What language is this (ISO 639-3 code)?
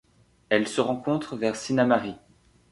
fra